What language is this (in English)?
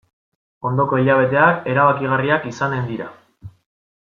Basque